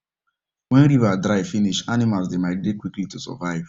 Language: Nigerian Pidgin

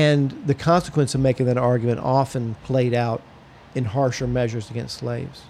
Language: English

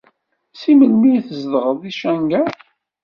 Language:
Kabyle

